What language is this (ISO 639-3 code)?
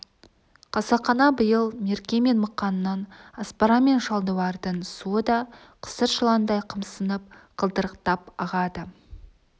kaz